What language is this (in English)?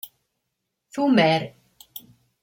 Kabyle